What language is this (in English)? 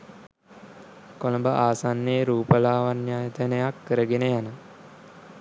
Sinhala